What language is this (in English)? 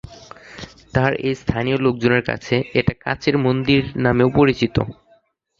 Bangla